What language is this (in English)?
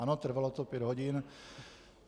Czech